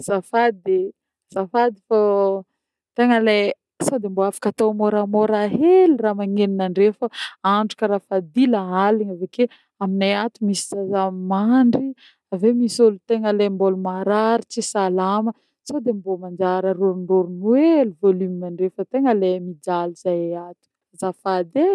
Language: Northern Betsimisaraka Malagasy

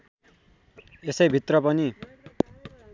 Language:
Nepali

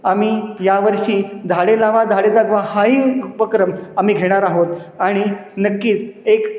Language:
Marathi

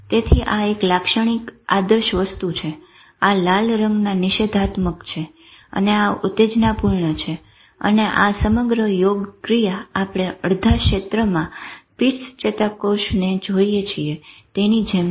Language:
Gujarati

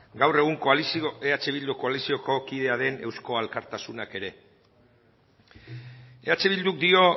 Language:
Basque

